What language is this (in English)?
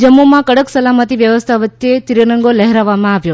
Gujarati